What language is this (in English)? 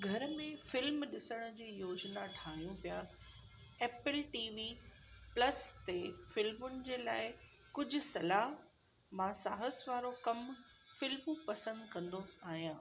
Sindhi